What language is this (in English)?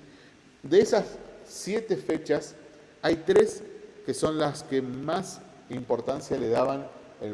Spanish